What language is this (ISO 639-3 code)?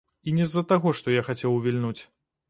bel